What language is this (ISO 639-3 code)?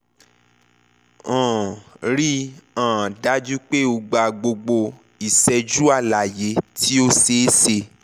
yor